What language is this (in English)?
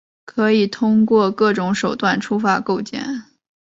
Chinese